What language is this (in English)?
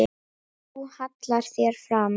Icelandic